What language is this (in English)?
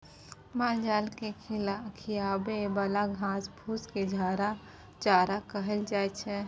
Maithili